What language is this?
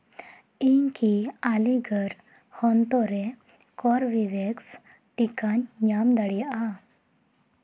Santali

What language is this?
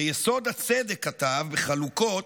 Hebrew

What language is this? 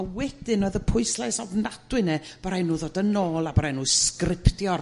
Welsh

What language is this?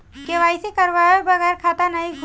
Bhojpuri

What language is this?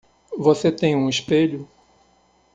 Portuguese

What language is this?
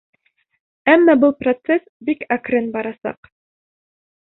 Bashkir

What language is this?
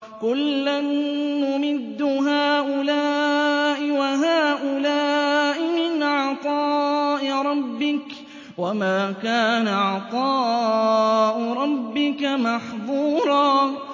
Arabic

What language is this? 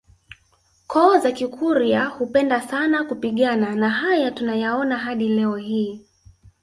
Swahili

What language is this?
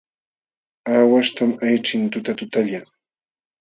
Jauja Wanca Quechua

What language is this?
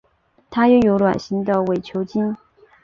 Chinese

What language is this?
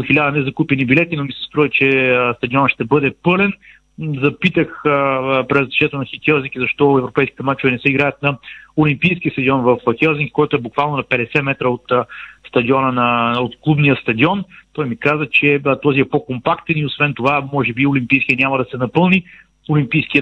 Bulgarian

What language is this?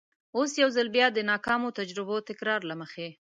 Pashto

